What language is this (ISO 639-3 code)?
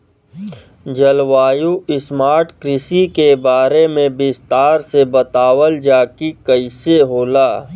bho